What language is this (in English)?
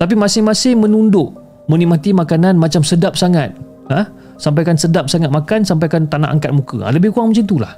Malay